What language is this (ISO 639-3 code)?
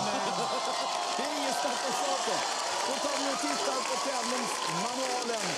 swe